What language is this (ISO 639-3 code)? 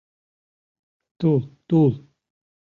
chm